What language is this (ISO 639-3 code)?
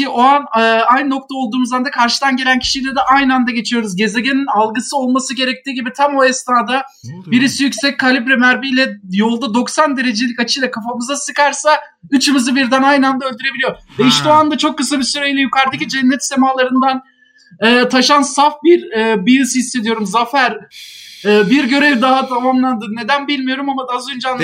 tur